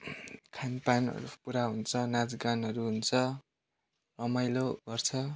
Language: Nepali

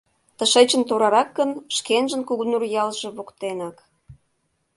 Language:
Mari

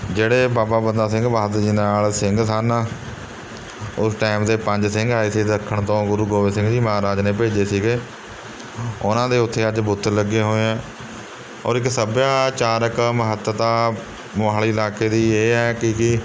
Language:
Punjabi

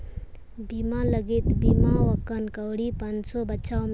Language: Santali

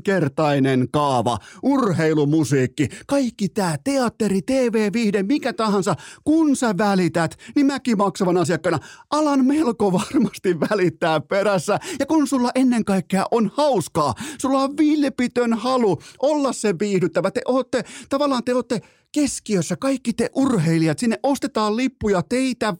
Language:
Finnish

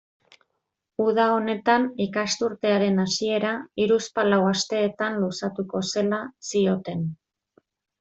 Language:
Basque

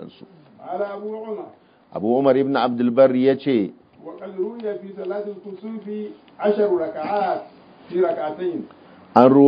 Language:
Arabic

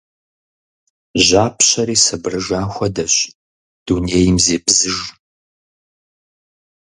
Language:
Kabardian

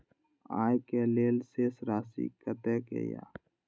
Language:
Maithili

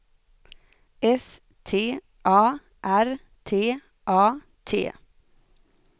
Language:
Swedish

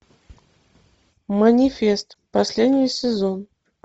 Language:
Russian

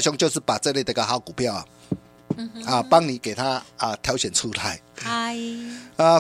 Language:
Chinese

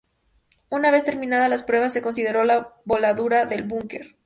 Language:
Spanish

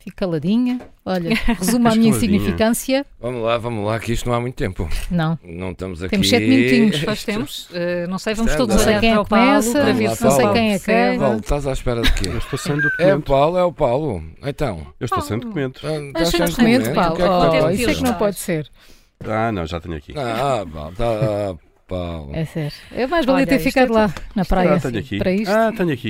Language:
Portuguese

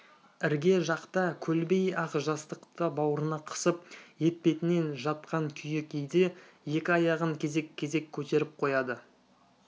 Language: Kazakh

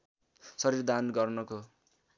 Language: Nepali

